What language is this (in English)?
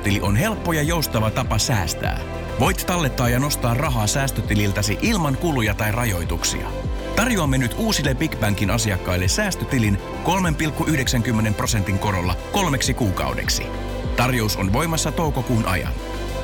Finnish